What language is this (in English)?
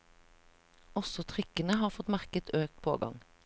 Norwegian